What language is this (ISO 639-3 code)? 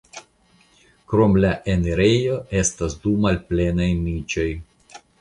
epo